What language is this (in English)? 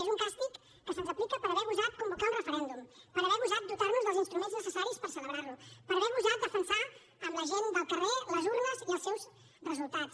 Catalan